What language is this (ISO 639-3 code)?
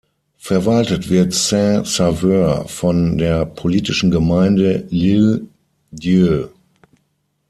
deu